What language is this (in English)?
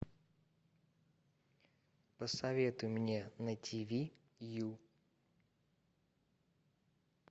Russian